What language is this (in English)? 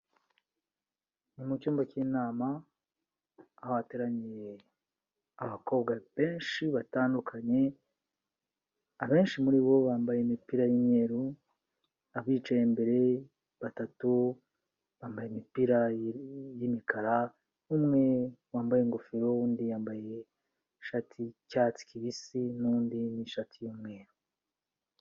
Kinyarwanda